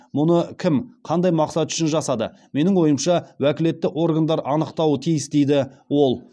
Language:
Kazakh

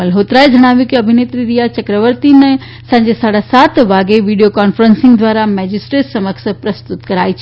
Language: Gujarati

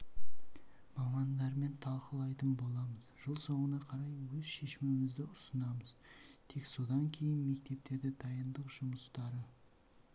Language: Kazakh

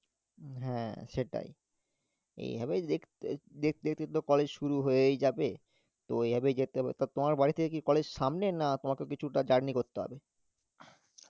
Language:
Bangla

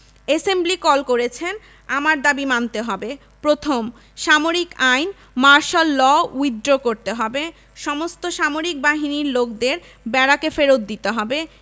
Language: Bangla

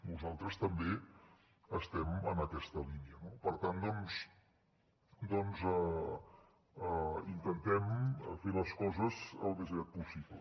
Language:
Catalan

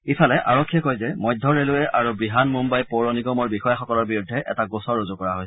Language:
Assamese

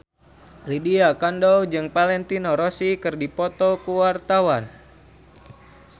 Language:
Sundanese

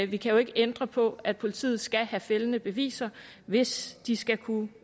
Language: Danish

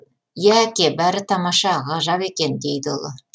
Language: Kazakh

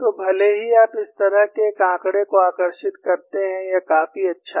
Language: Hindi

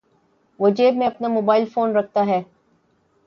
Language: Urdu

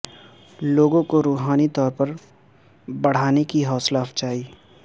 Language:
Urdu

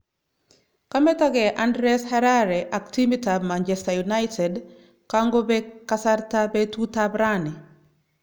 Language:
Kalenjin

